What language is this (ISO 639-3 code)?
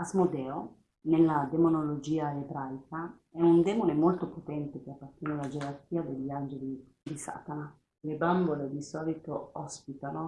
ita